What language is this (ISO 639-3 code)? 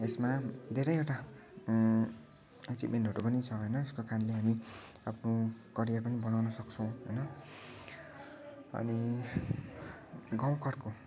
nep